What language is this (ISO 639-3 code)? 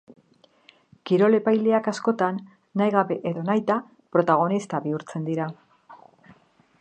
eus